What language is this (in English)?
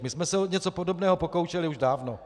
Czech